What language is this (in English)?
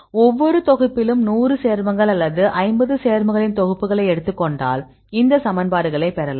Tamil